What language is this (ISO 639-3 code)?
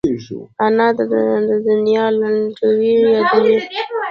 pus